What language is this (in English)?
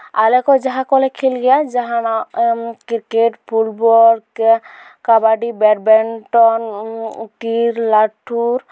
Santali